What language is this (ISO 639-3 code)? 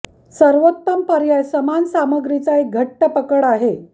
mar